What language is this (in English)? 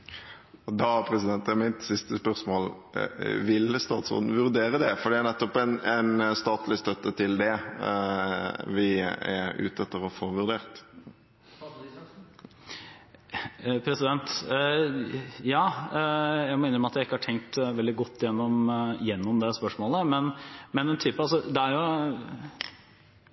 Norwegian